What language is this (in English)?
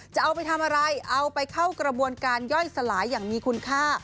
Thai